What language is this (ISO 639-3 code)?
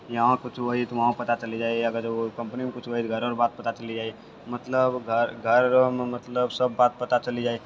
mai